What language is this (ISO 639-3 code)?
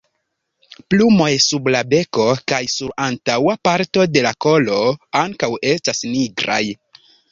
epo